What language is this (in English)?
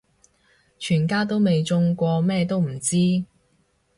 Cantonese